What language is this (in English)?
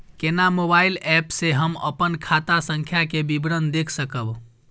Maithili